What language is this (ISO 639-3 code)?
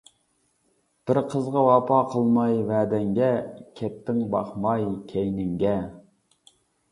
uig